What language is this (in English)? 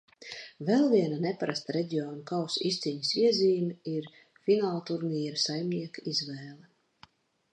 Latvian